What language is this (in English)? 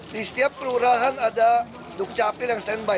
Indonesian